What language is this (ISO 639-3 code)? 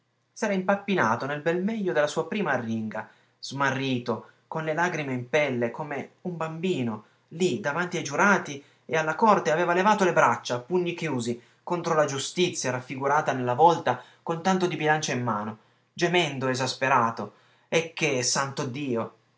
ita